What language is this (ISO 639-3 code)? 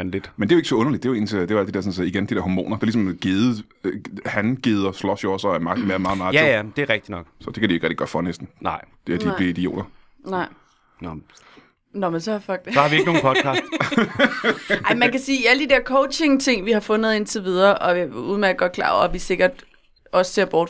dan